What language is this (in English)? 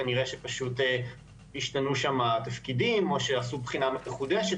Hebrew